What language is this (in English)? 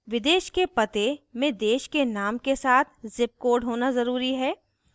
Hindi